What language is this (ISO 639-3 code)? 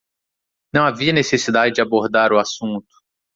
por